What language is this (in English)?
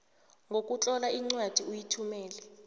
South Ndebele